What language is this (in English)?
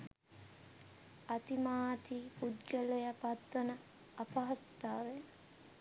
Sinhala